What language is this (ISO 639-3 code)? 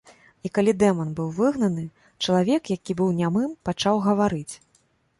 bel